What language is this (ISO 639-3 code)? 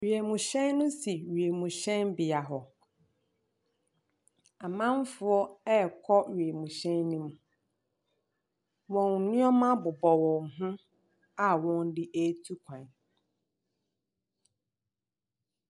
aka